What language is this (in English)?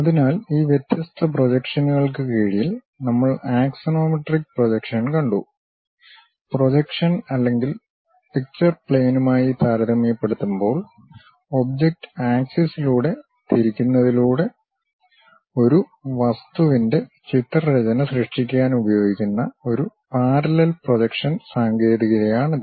Malayalam